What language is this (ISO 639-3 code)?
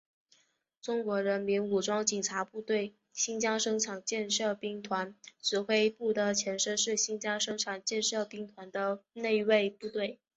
zho